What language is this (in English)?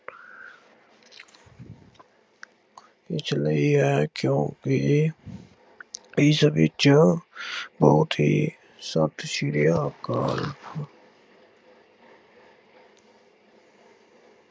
Punjabi